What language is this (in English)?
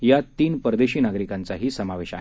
Marathi